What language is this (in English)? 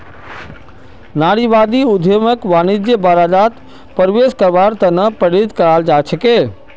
Magahi